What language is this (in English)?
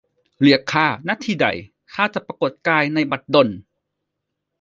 Thai